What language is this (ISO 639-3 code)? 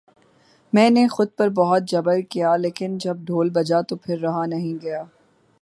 urd